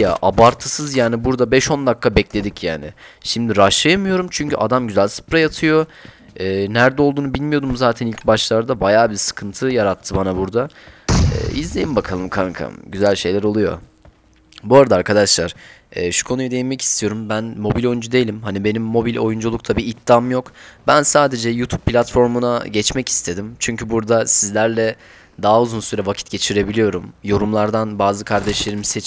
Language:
Turkish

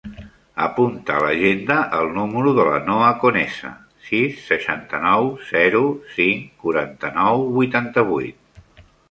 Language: Catalan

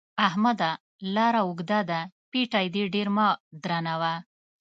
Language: Pashto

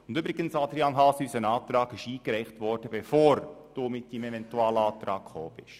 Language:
Swiss German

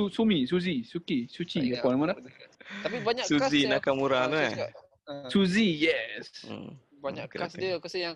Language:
Malay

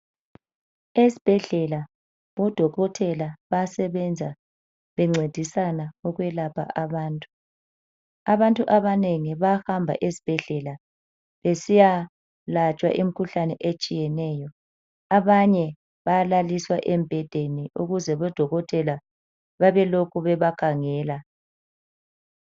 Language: North Ndebele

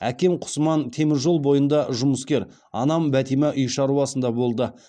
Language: Kazakh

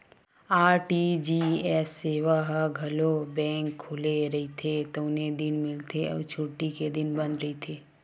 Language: Chhattisgarhi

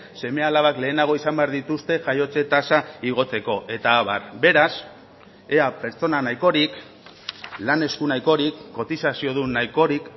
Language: Basque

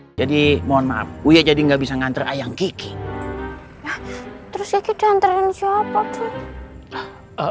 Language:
Indonesian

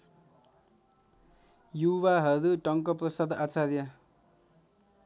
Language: Nepali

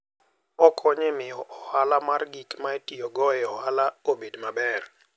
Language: Luo (Kenya and Tanzania)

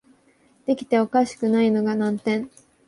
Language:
Japanese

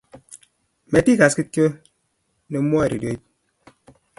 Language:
Kalenjin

